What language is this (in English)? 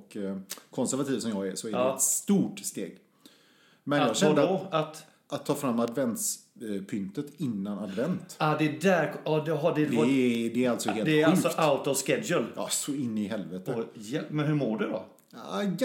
Swedish